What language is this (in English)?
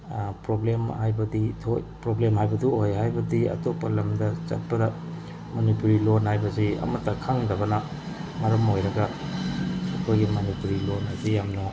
Manipuri